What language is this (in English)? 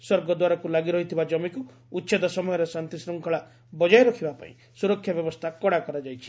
Odia